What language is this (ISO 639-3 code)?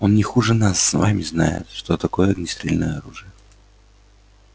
rus